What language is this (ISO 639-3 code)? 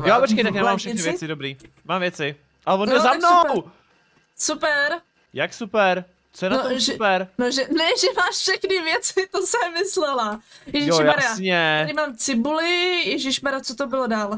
ces